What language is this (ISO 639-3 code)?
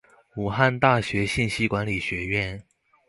zho